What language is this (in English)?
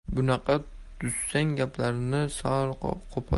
Uzbek